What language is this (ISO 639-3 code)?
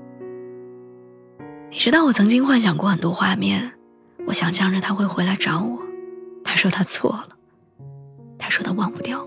zho